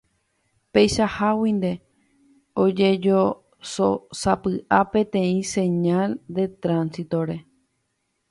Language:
Guarani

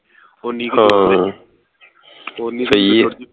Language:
Punjabi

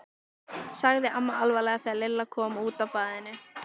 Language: Icelandic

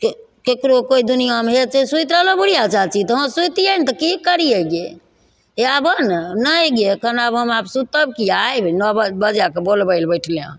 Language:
Maithili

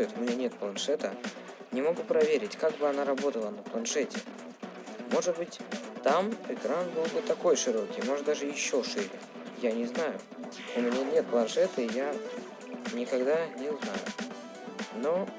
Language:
Russian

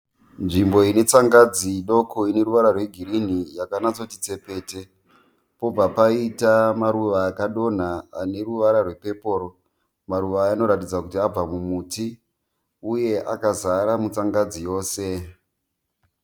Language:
Shona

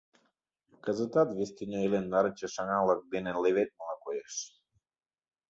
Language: Mari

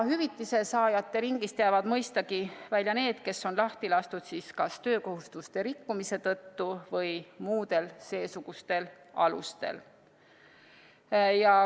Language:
Estonian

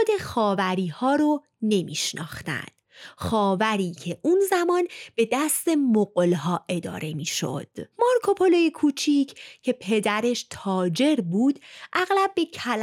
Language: Persian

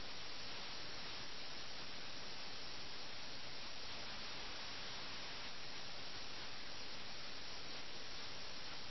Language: Malayalam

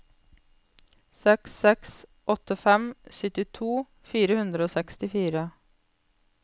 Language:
Norwegian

